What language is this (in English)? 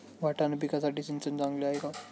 Marathi